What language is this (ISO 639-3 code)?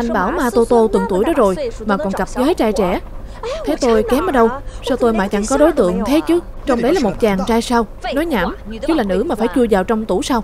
vie